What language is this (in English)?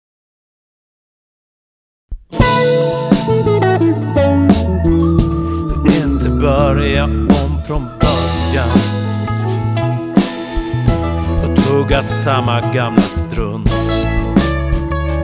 Swedish